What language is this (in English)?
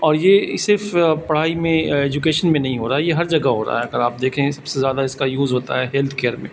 Urdu